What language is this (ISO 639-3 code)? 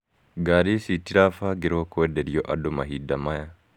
kik